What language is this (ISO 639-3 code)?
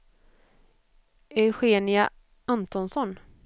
swe